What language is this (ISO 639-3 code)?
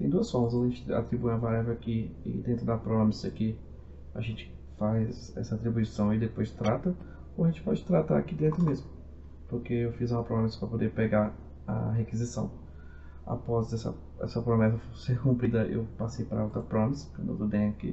por